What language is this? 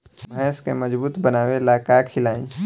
Bhojpuri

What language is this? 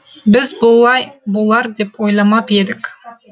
Kazakh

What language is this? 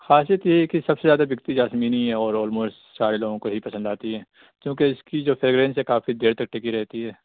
Urdu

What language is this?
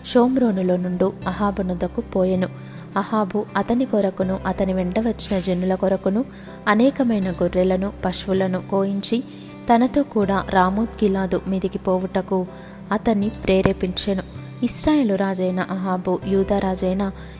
Telugu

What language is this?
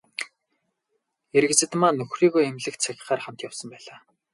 Mongolian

